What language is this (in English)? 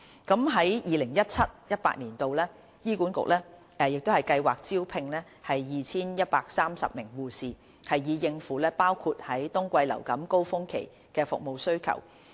Cantonese